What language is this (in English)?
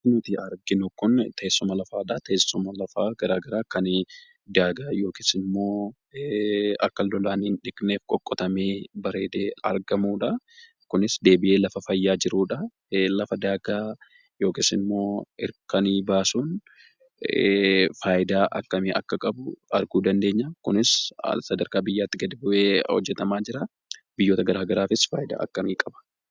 Oromo